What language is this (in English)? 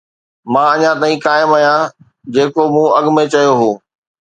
Sindhi